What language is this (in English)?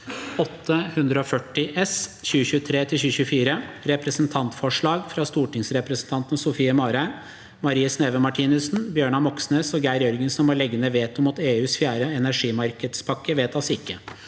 Norwegian